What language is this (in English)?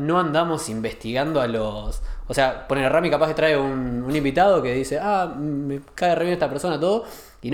Spanish